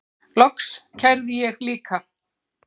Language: Icelandic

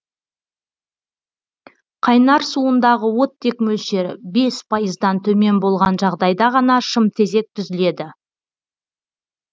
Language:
Kazakh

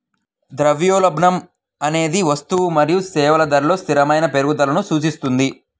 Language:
Telugu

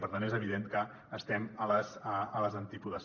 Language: Catalan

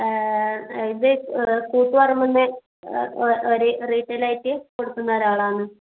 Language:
Malayalam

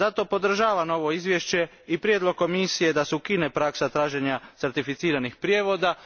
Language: Croatian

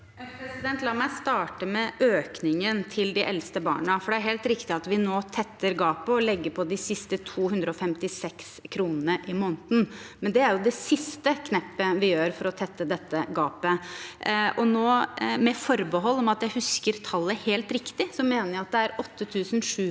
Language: Norwegian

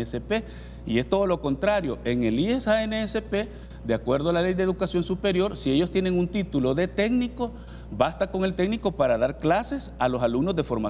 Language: Spanish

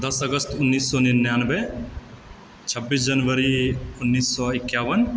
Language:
Maithili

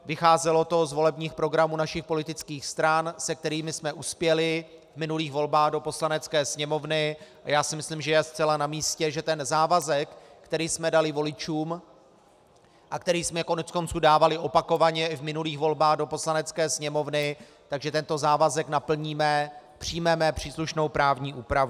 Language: Czech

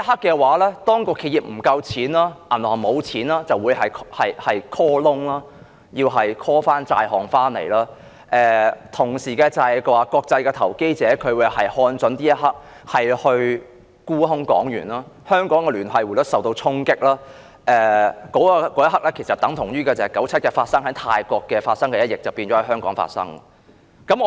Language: Cantonese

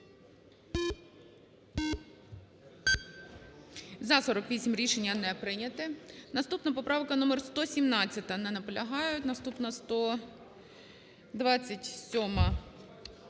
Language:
Ukrainian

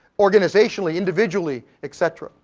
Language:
English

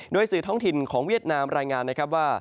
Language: Thai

